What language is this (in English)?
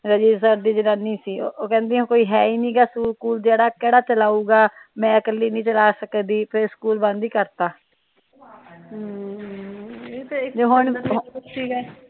Punjabi